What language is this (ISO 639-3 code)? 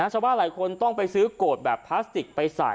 tha